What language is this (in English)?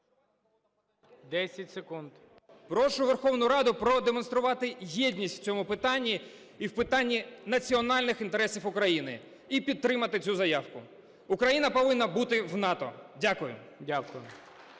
Ukrainian